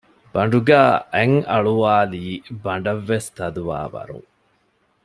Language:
Divehi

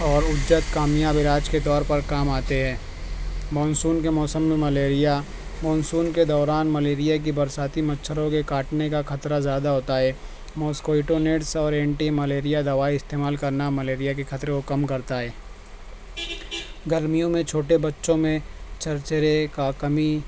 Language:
Urdu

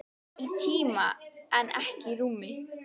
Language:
Icelandic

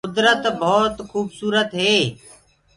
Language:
Gurgula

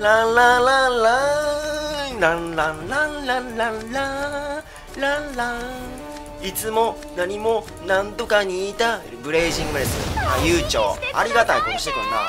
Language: Japanese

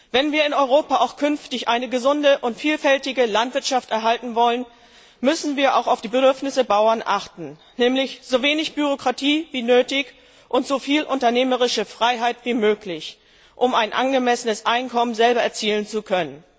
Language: German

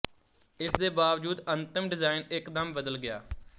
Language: Punjabi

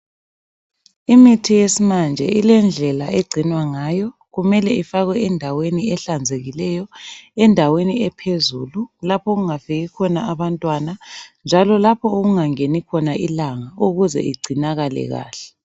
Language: North Ndebele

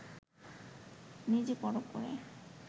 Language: Bangla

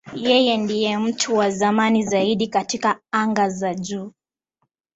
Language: Swahili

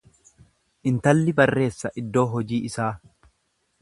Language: Oromo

